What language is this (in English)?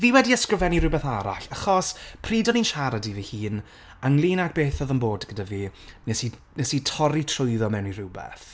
Welsh